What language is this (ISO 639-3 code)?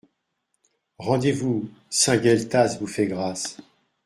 fra